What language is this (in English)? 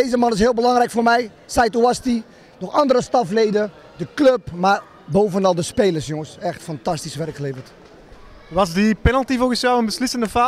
Dutch